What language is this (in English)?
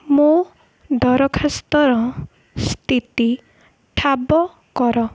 Odia